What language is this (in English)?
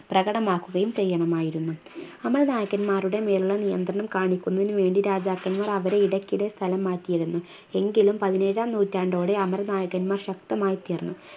Malayalam